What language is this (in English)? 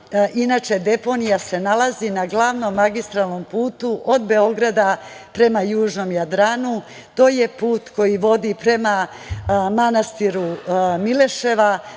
Serbian